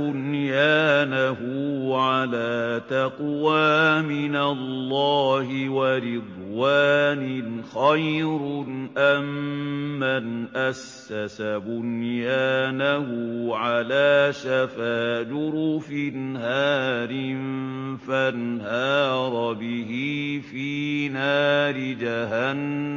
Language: Arabic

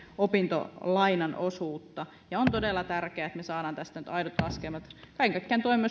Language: Finnish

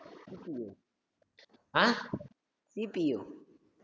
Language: Tamil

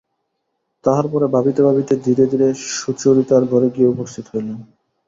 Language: Bangla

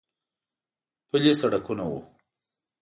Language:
Pashto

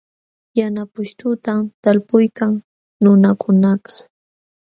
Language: Jauja Wanca Quechua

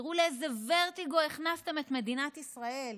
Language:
Hebrew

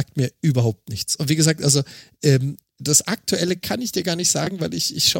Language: German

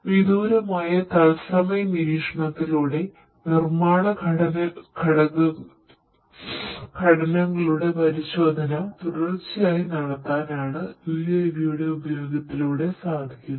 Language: Malayalam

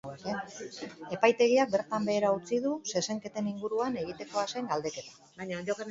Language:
Basque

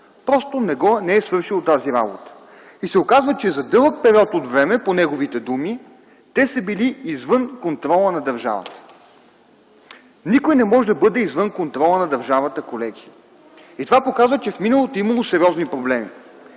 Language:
Bulgarian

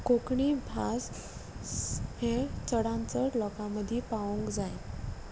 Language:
Konkani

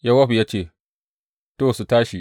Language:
Hausa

